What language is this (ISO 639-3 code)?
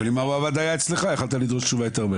heb